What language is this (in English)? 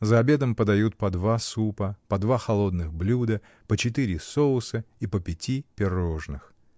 Russian